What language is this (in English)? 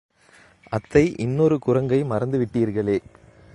Tamil